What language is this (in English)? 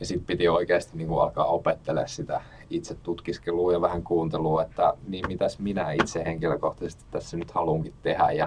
Finnish